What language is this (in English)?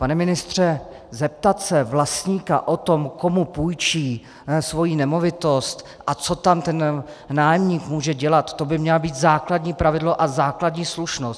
Czech